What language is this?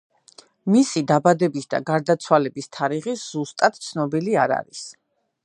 Georgian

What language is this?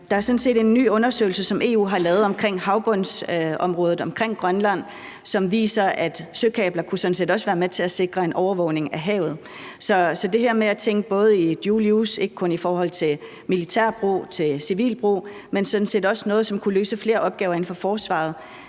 Danish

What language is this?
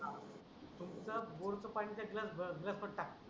Marathi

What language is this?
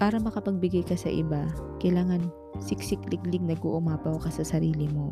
Filipino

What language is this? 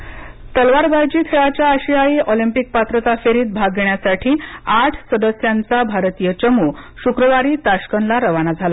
Marathi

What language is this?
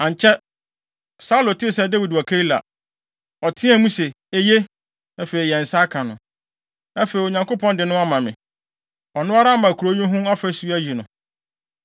Akan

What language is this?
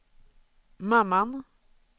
Swedish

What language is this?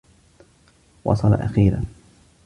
Arabic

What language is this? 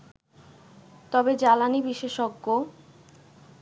Bangla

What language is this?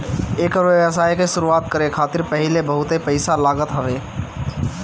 Bhojpuri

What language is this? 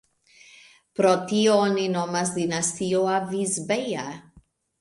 Esperanto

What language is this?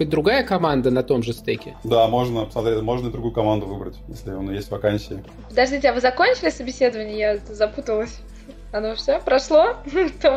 Russian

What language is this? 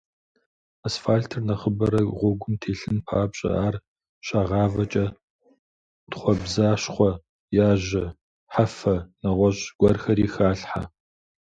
Kabardian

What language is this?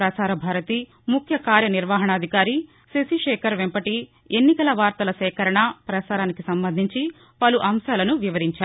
Telugu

